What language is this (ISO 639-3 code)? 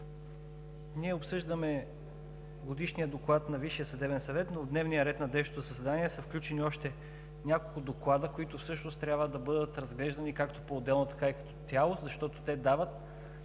bul